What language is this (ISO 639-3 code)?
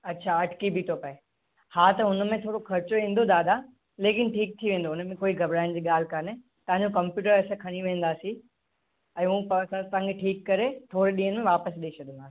snd